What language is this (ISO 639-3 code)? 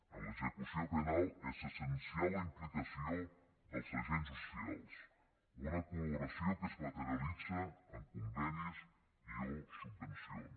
cat